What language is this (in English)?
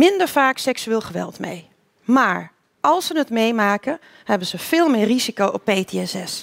Dutch